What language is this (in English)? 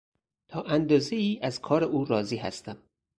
Persian